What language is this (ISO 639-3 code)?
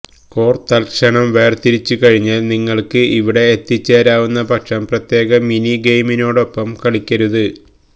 mal